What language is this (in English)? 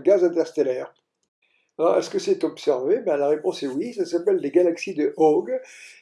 French